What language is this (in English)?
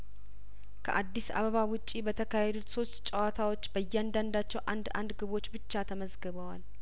Amharic